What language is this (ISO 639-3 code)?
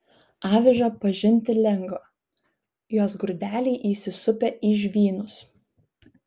lit